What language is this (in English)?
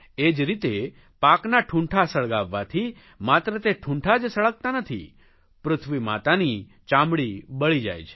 Gujarati